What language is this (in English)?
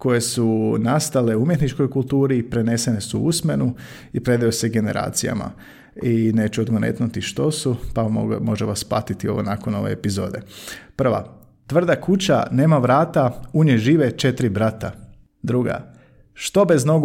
Croatian